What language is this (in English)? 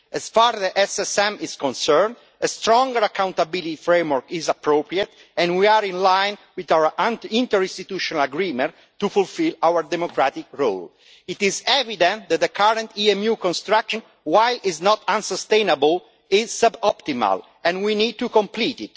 English